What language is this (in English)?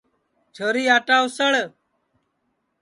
Sansi